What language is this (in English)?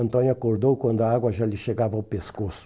Portuguese